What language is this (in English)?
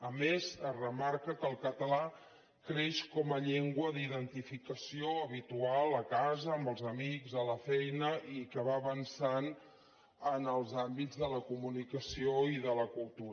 Catalan